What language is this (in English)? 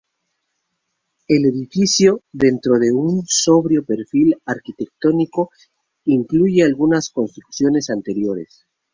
Spanish